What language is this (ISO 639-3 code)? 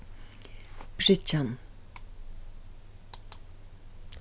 fao